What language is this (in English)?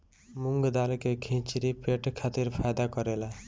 Bhojpuri